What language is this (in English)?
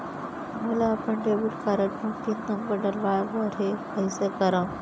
Chhattisgarhi